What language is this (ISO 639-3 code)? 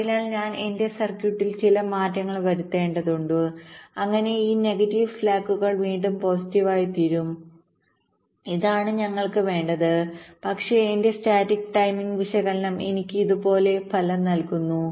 mal